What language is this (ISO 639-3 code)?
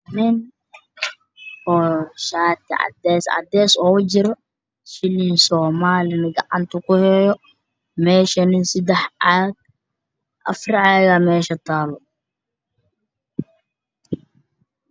som